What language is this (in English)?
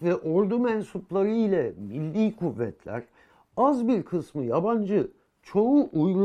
Turkish